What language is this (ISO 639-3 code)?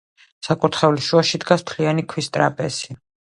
kat